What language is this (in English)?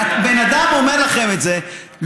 Hebrew